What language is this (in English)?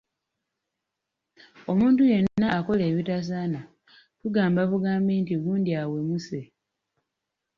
Ganda